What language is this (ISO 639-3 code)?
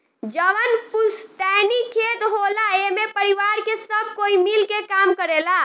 bho